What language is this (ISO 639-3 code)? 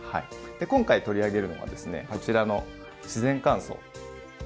jpn